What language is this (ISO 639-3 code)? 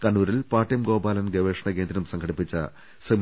mal